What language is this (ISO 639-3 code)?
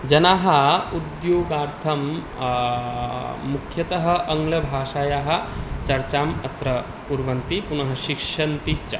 san